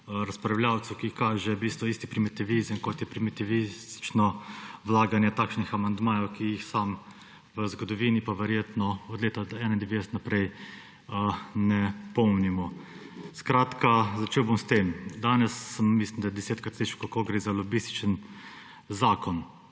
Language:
Slovenian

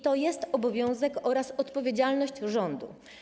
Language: Polish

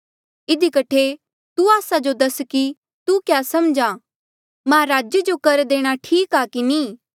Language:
Mandeali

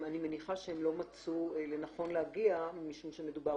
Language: Hebrew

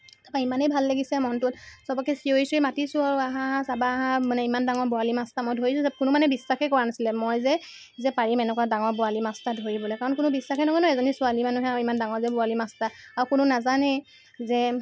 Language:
Assamese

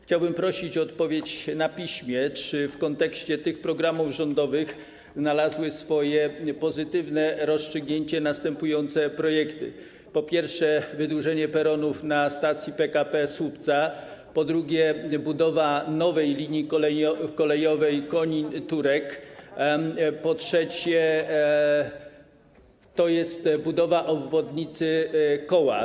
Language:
Polish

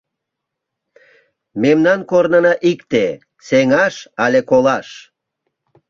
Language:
Mari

